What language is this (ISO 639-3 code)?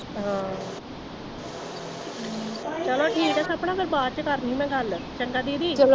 pan